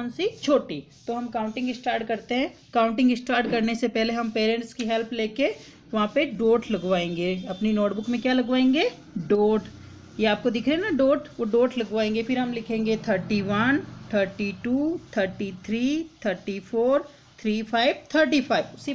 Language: Hindi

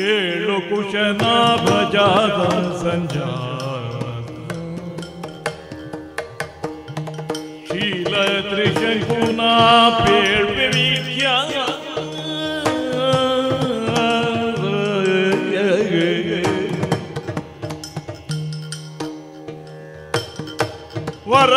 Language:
Arabic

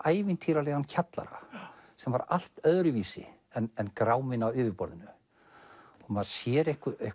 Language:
Icelandic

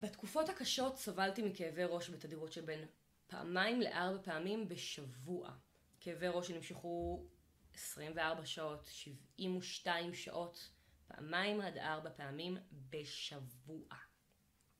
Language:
Hebrew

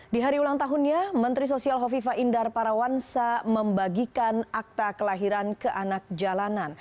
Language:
Indonesian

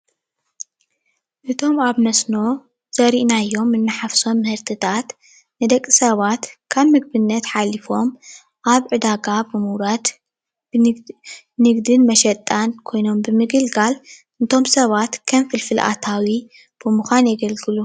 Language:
Tigrinya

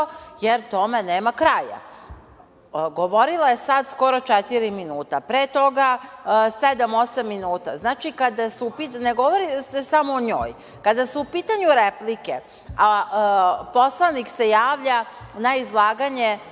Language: Serbian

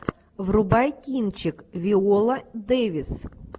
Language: Russian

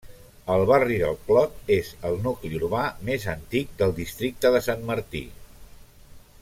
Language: Catalan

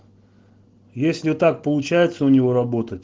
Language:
Russian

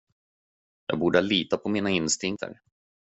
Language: Swedish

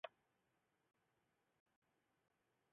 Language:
Chinese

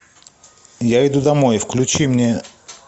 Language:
Russian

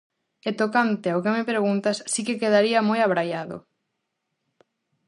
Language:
Galician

